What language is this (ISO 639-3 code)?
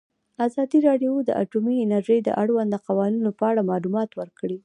pus